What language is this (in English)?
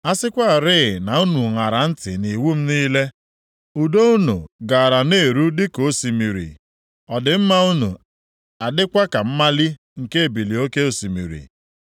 Igbo